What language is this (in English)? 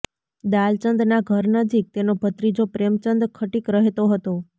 Gujarati